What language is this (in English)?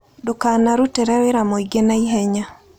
Kikuyu